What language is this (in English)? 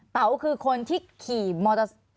Thai